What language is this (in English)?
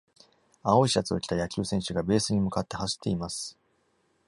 Japanese